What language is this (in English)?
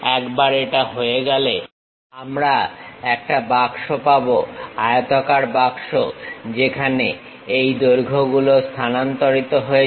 Bangla